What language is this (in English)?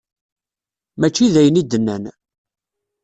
Kabyle